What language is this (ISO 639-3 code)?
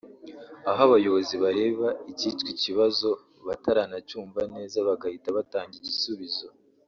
kin